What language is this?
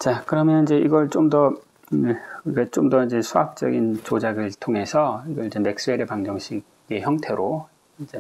Korean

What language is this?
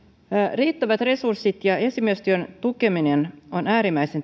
Finnish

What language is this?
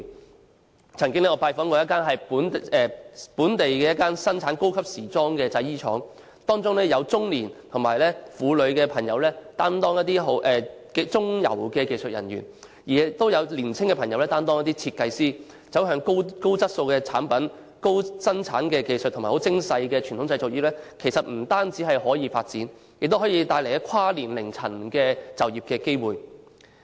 Cantonese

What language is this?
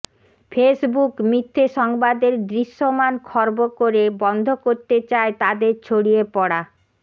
Bangla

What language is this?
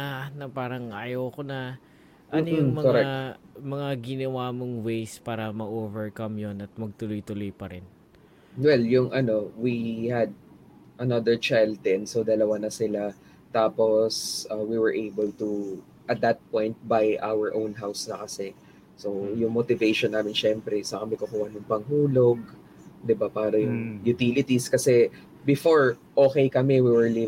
Filipino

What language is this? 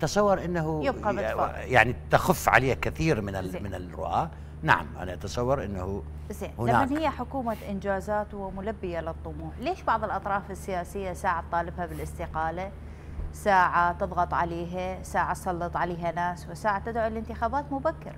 Arabic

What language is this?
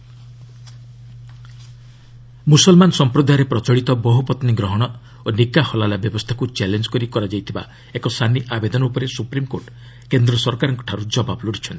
Odia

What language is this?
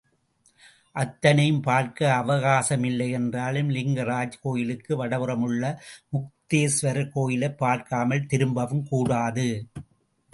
Tamil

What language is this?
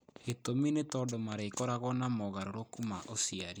Kikuyu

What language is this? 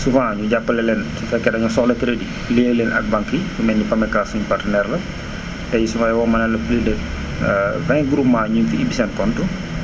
Wolof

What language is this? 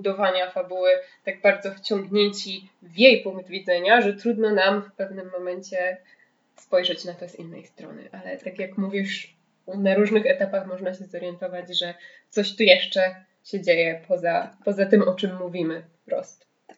Polish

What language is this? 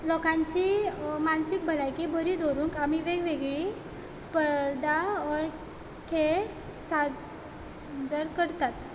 Konkani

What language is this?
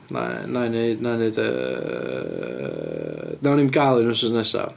Welsh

